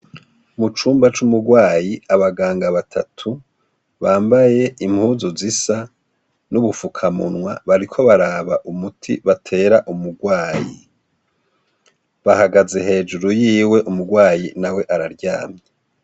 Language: Rundi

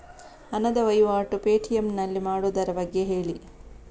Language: Kannada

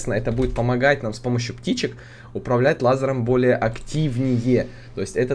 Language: Russian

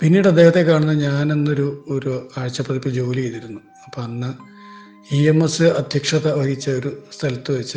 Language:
Malayalam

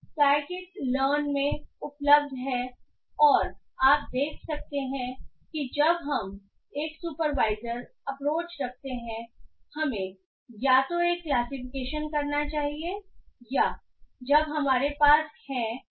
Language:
Hindi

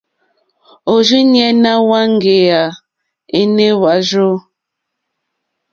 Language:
Mokpwe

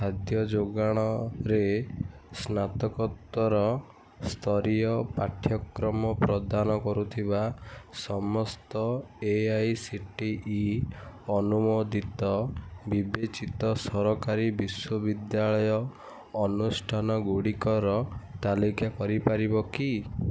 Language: Odia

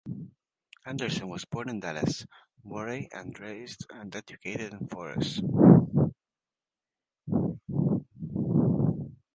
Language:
English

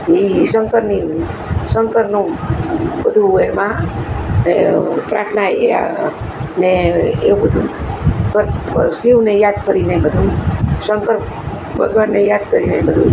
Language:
Gujarati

